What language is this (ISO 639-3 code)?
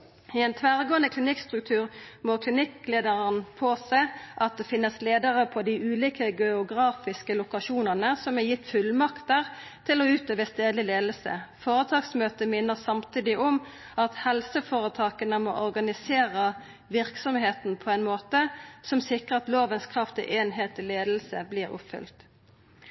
nno